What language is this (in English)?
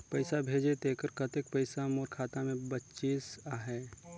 Chhattisgarhi